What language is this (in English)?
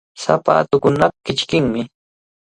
Cajatambo North Lima Quechua